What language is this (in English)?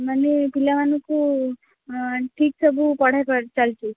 Odia